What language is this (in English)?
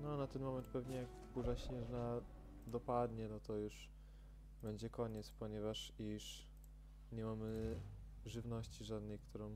Polish